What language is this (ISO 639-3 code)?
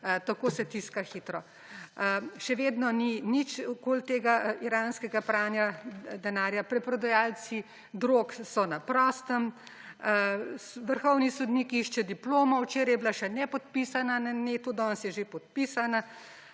slv